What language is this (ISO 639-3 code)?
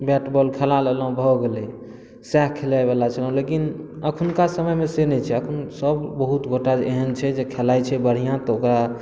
mai